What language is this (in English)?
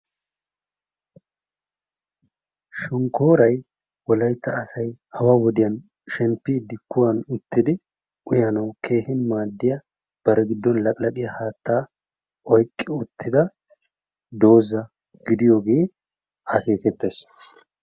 Wolaytta